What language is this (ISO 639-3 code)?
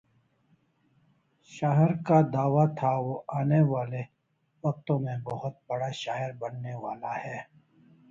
urd